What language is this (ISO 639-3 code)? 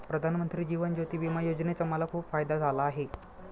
mar